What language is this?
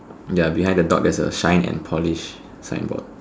English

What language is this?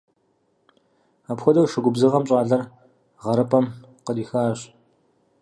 Kabardian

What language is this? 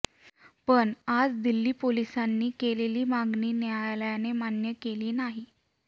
Marathi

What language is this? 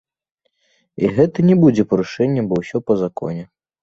Belarusian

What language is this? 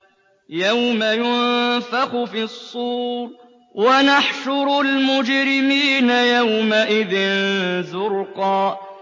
Arabic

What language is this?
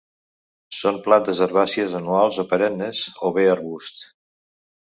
Catalan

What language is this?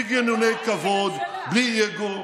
Hebrew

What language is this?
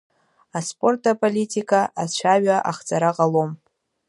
Abkhazian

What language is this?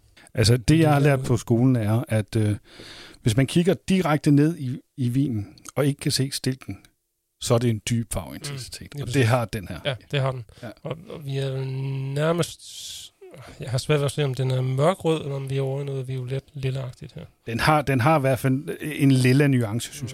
Danish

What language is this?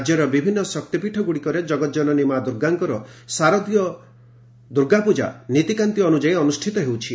Odia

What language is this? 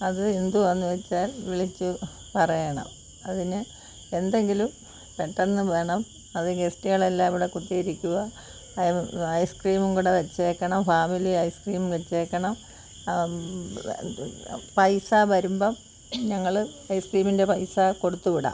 Malayalam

